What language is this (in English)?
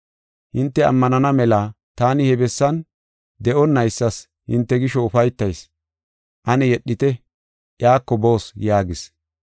Gofa